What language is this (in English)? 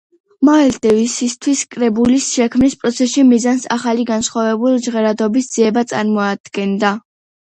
Georgian